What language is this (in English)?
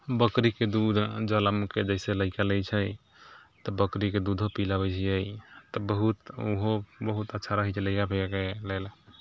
Maithili